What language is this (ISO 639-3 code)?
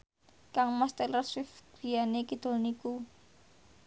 jav